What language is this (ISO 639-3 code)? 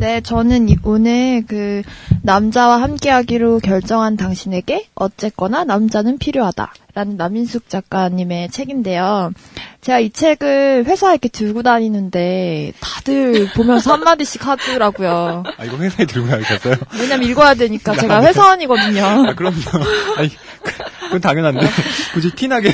kor